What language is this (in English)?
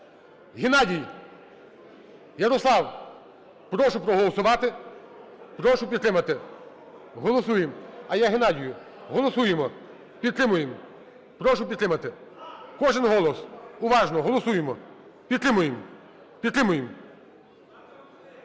Ukrainian